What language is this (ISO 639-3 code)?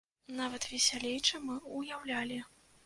bel